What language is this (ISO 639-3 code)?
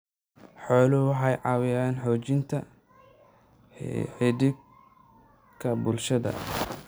som